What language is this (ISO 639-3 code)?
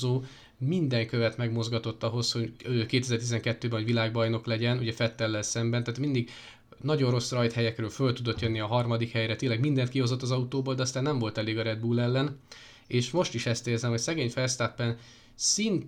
hun